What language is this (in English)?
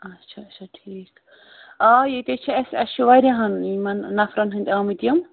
Kashmiri